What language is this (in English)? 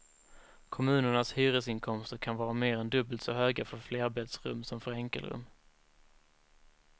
Swedish